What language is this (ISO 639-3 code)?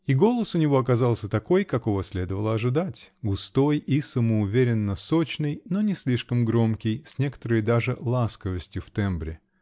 rus